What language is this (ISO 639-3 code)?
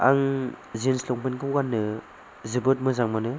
brx